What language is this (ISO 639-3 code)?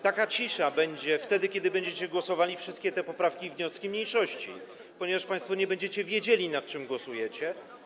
pol